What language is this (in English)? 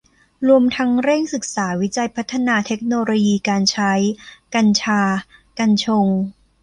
Thai